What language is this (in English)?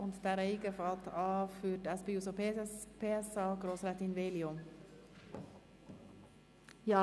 Swiss German